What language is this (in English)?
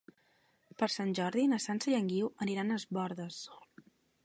Catalan